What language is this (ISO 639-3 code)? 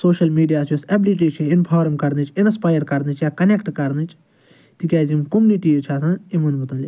kas